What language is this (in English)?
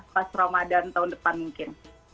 Indonesian